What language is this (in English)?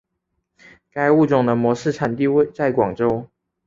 Chinese